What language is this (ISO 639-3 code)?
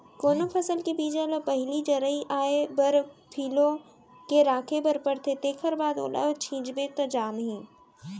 hne